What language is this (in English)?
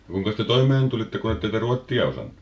Finnish